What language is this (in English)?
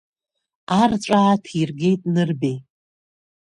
Abkhazian